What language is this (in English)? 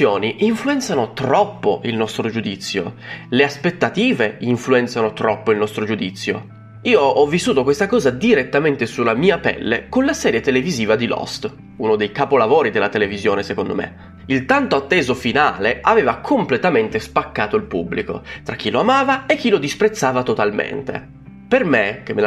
Italian